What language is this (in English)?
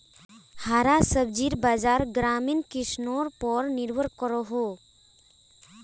Magahi